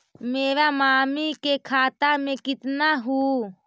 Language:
Magahi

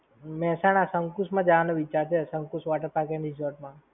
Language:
Gujarati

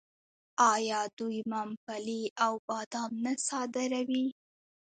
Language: Pashto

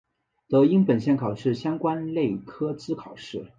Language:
Chinese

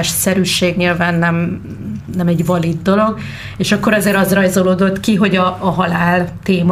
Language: Hungarian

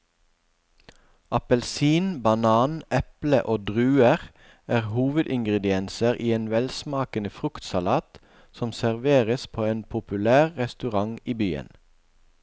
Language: Norwegian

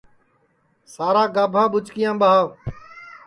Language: Sansi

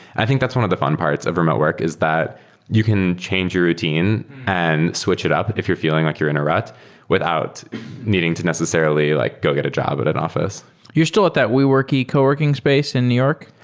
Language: English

